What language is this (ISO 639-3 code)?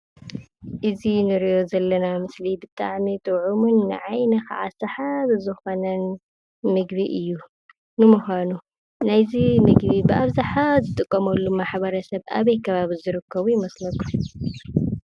tir